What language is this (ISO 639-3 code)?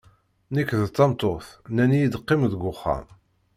kab